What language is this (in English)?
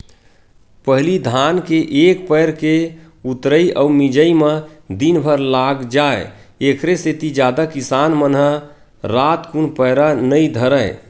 Chhattisgarhi